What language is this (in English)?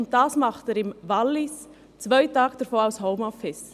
Swiss German